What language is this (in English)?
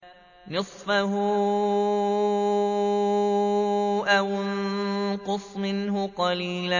Arabic